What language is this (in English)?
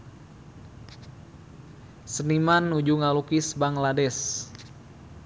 Sundanese